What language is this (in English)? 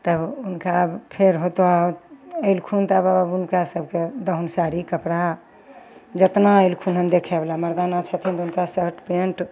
Maithili